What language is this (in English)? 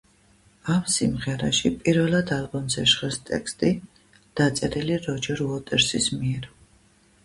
Georgian